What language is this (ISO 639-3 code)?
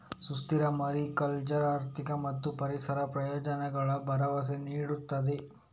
kan